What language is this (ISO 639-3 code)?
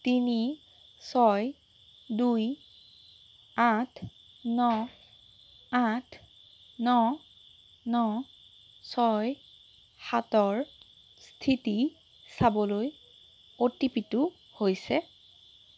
asm